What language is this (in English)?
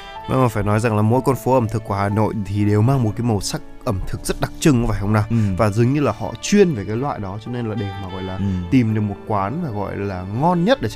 Vietnamese